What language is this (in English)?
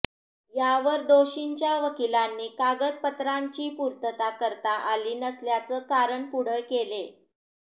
Marathi